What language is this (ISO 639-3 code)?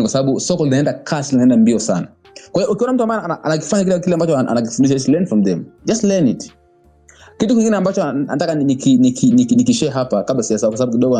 swa